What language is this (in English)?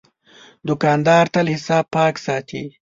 Pashto